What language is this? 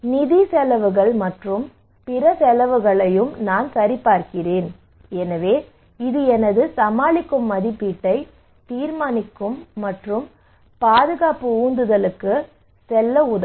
Tamil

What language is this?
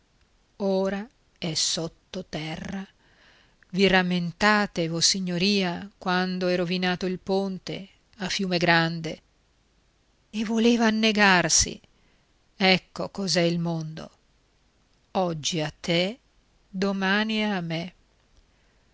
Italian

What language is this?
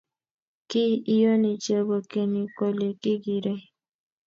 Kalenjin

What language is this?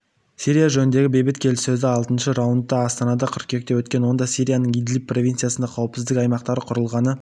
Kazakh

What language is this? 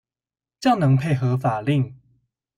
Chinese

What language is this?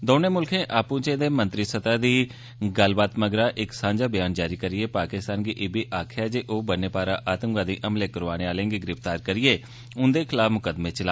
Dogri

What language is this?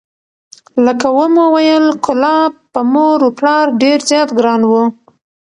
Pashto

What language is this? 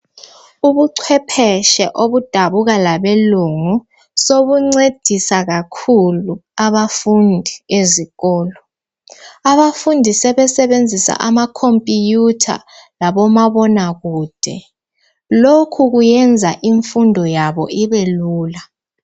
North Ndebele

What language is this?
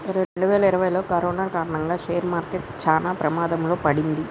Telugu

